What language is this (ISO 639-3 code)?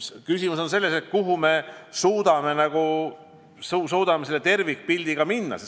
est